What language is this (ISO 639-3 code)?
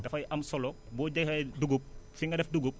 wol